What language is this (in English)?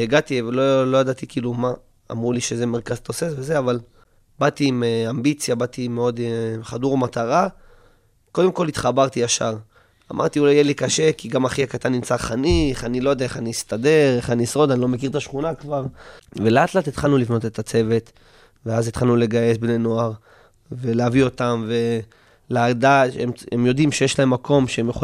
Hebrew